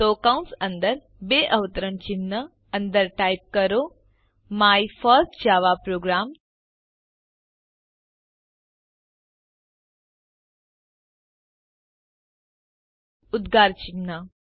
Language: Gujarati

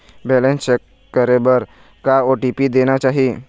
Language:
Chhattisgarhi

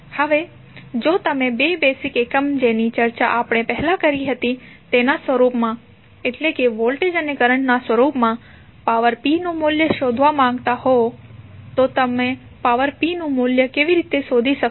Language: Gujarati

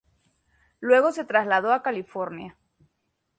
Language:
Spanish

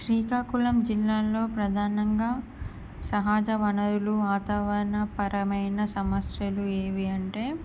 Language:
Telugu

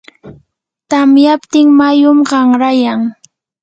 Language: Yanahuanca Pasco Quechua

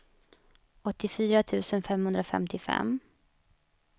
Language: Swedish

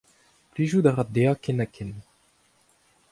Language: Breton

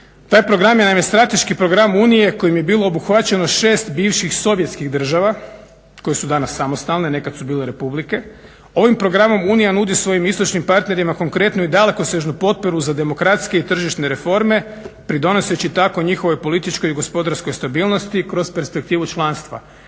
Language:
Croatian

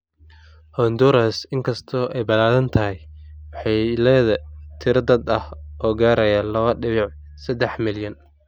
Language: Somali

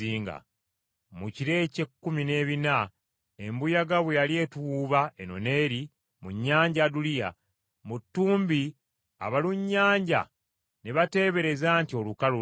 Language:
Ganda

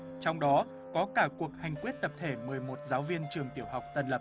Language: Vietnamese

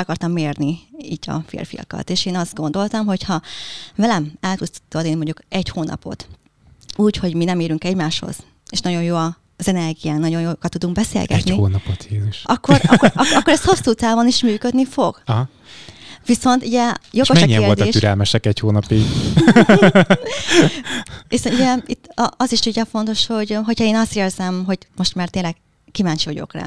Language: Hungarian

